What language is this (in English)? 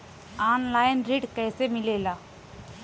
Bhojpuri